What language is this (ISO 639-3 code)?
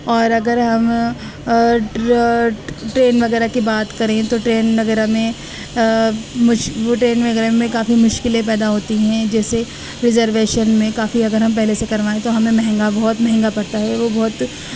urd